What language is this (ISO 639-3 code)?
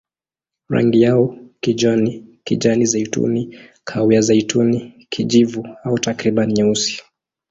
swa